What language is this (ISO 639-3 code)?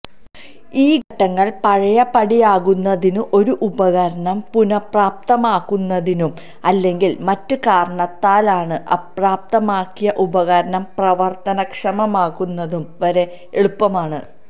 mal